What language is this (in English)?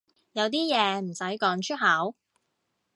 Cantonese